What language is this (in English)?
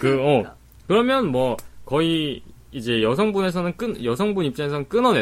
Korean